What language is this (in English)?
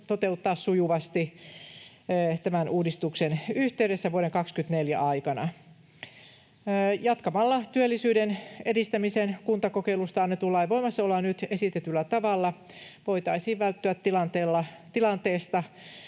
Finnish